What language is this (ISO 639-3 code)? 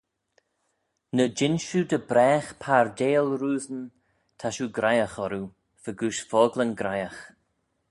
glv